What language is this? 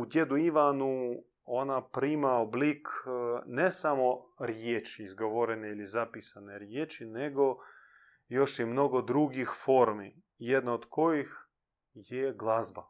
Croatian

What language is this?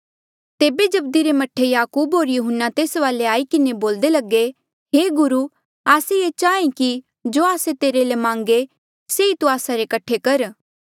Mandeali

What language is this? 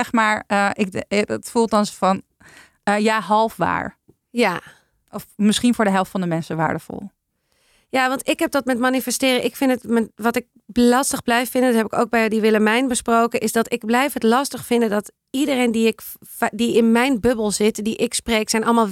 Dutch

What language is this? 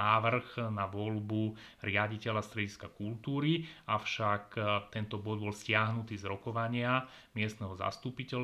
Slovak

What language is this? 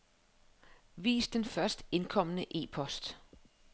Danish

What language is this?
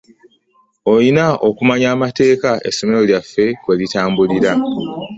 Ganda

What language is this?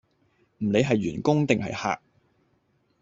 Cantonese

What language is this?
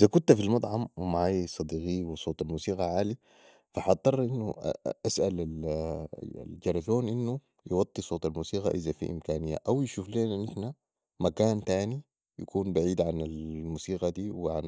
Sudanese Arabic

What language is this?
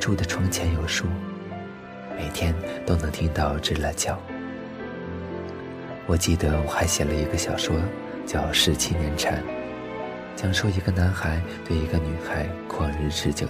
Chinese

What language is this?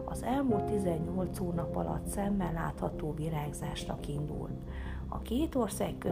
Hungarian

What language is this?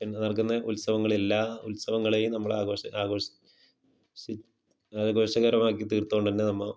Malayalam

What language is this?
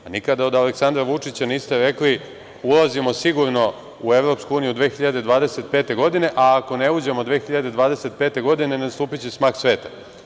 Serbian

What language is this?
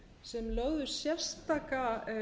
Icelandic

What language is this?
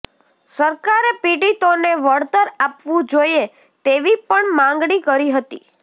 Gujarati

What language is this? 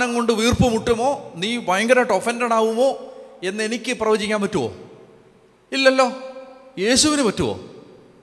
Malayalam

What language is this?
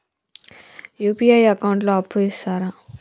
Telugu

